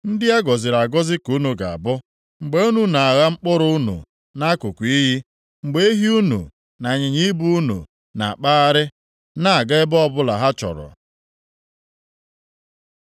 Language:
Igbo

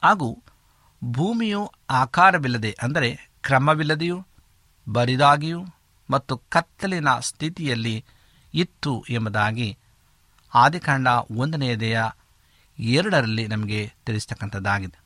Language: Kannada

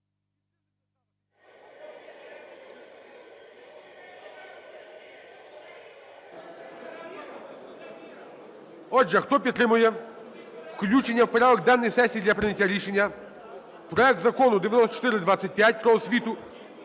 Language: Ukrainian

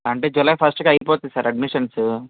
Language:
Telugu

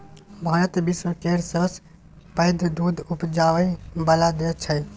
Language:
Maithili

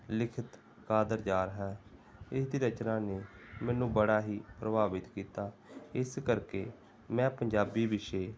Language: Punjabi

